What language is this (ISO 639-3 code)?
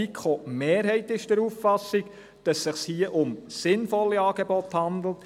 gsw